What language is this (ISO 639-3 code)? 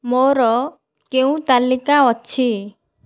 ori